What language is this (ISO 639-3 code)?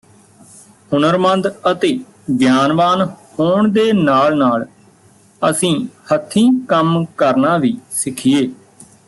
pan